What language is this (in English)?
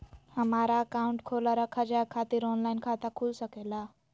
Magahi